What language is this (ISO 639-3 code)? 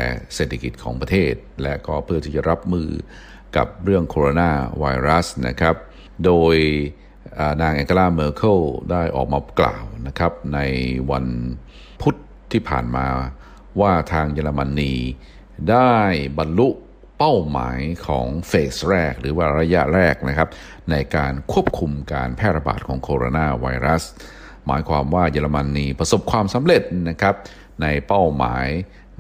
tha